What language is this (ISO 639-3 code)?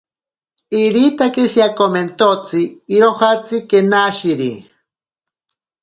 prq